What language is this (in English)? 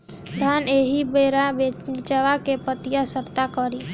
Bhojpuri